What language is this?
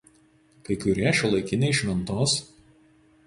Lithuanian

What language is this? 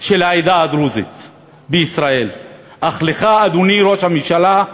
Hebrew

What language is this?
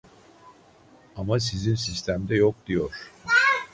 Turkish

